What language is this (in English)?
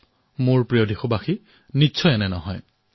Assamese